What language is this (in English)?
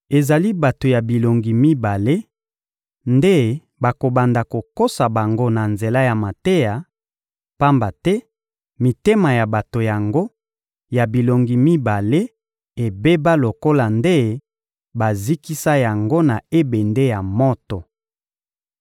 Lingala